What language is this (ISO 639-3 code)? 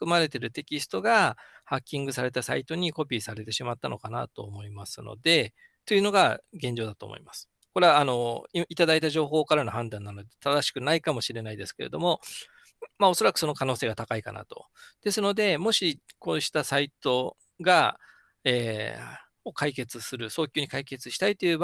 jpn